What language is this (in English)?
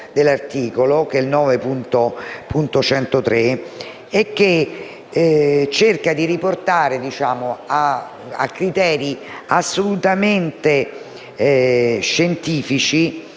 Italian